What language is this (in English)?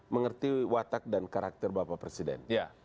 Indonesian